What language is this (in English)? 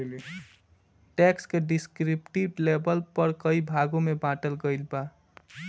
Bhojpuri